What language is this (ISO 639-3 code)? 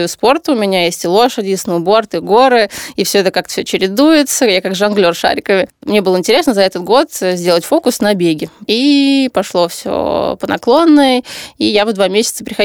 rus